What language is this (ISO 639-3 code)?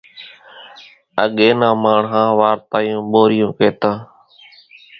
gjk